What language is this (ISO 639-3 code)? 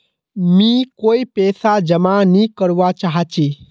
mag